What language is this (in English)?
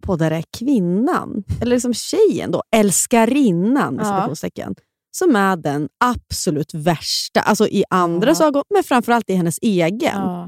Swedish